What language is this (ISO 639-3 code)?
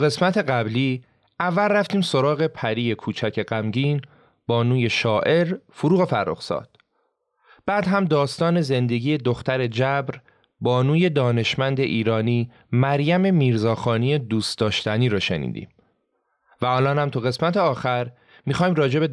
fas